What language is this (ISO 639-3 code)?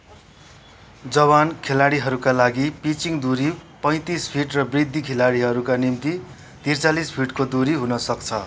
nep